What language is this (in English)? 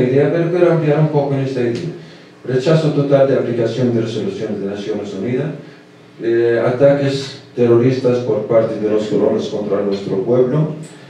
Spanish